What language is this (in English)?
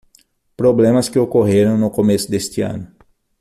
Portuguese